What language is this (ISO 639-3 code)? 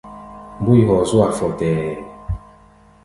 gba